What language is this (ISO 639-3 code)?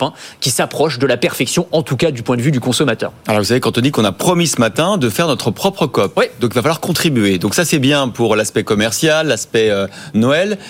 fra